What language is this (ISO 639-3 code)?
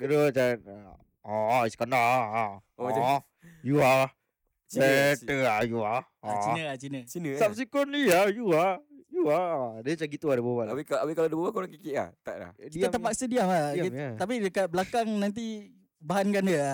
msa